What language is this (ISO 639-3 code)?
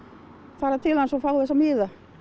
isl